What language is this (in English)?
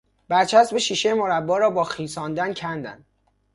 Persian